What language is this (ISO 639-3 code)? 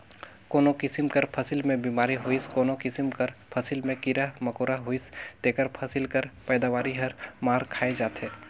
hne